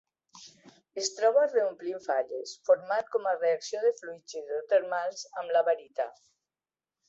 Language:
Catalan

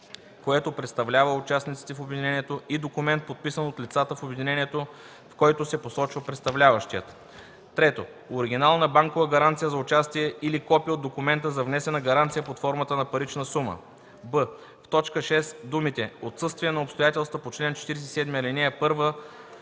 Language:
Bulgarian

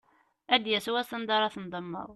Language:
Kabyle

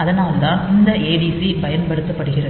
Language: Tamil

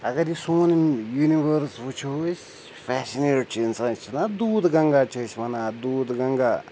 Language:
Kashmiri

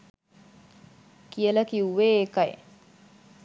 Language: Sinhala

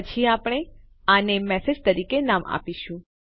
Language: Gujarati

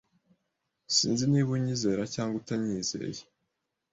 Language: Kinyarwanda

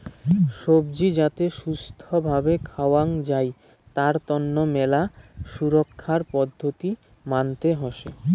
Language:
Bangla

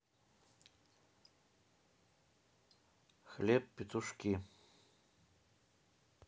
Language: Russian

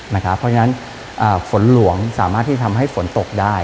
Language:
Thai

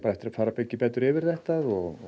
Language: Icelandic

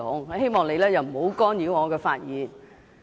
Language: Cantonese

